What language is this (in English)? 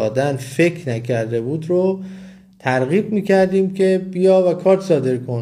Persian